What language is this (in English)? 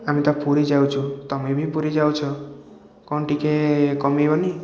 Odia